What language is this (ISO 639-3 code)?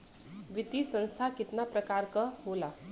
bho